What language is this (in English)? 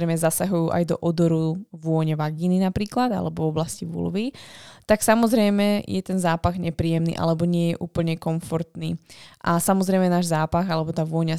Slovak